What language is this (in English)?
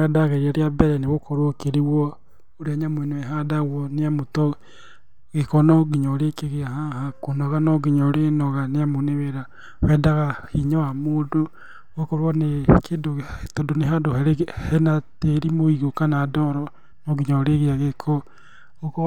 Kikuyu